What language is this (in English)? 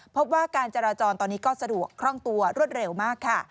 Thai